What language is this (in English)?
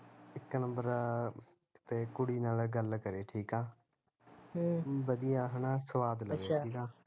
Punjabi